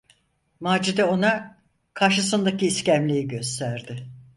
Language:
Turkish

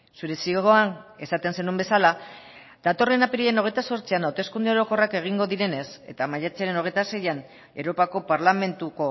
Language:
Basque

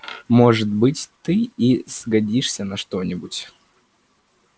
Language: Russian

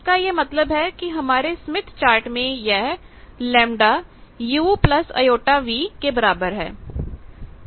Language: Hindi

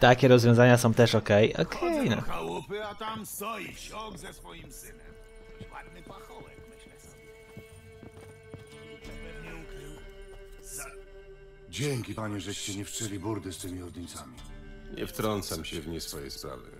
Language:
Polish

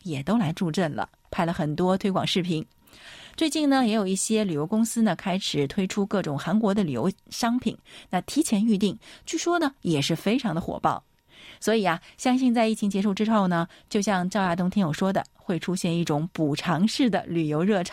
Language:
Chinese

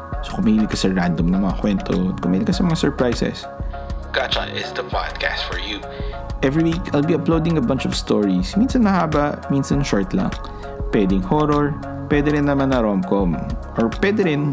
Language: Filipino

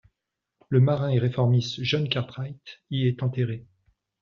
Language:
French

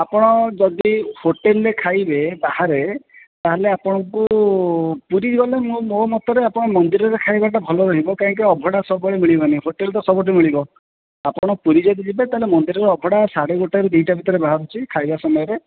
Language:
Odia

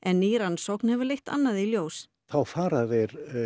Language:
Icelandic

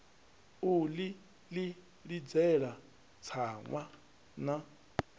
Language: Venda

